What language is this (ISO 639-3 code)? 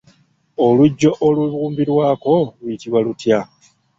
lug